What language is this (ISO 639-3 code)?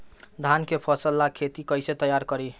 bho